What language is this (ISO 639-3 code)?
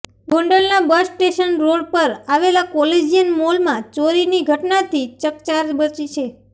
guj